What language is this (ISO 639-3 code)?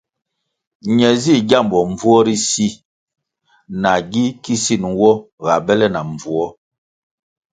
nmg